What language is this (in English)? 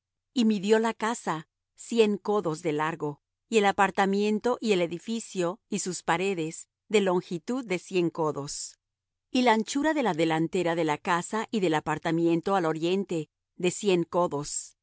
Spanish